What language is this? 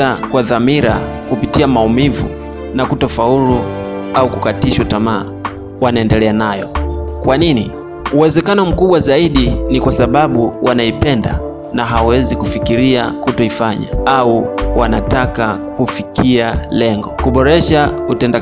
Swahili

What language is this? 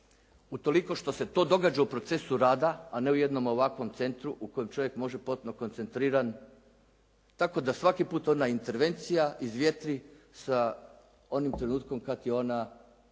Croatian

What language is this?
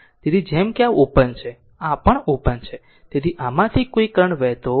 Gujarati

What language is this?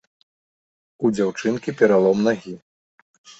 Belarusian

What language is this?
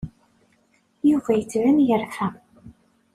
Kabyle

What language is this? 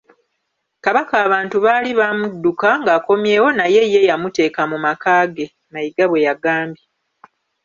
Ganda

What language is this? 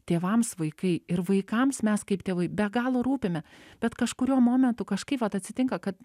Lithuanian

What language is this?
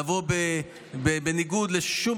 Hebrew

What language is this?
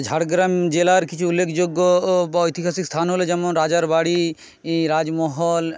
Bangla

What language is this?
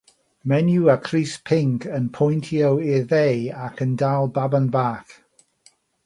Welsh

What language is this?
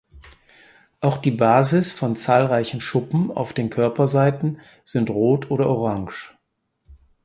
German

